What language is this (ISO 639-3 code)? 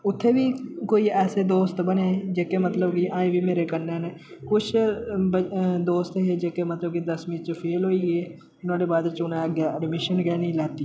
doi